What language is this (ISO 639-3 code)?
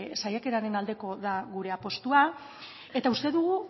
eus